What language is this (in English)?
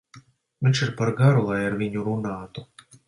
Latvian